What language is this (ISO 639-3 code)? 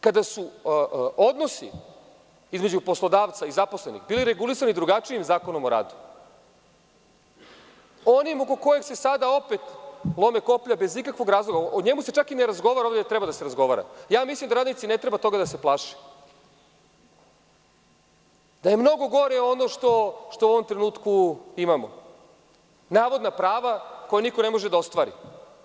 srp